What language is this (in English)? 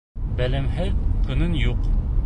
Bashkir